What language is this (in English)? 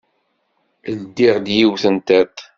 Kabyle